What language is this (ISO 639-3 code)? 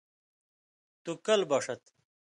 mvy